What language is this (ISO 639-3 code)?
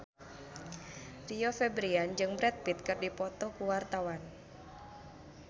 sun